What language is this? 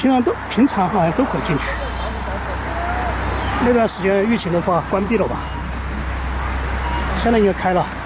Chinese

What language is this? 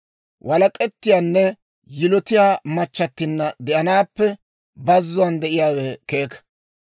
Dawro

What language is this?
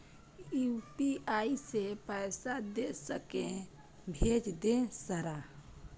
Maithili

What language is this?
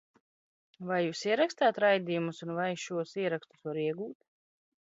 Latvian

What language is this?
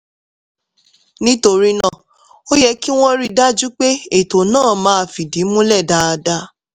Yoruba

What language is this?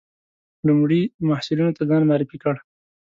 Pashto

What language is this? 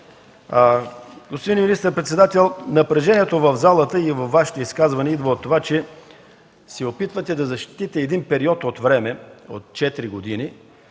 Bulgarian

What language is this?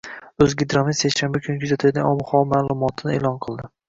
Uzbek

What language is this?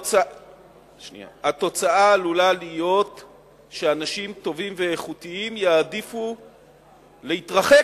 Hebrew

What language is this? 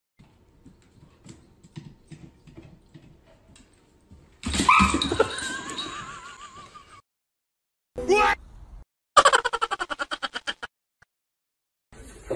Vietnamese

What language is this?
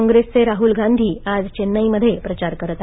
Marathi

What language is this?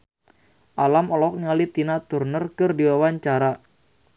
Sundanese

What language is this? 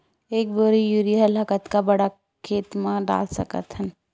Chhattisgarhi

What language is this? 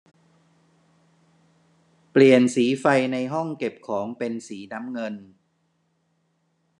Thai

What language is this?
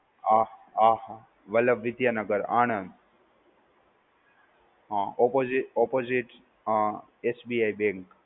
Gujarati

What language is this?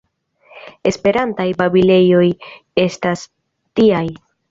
Esperanto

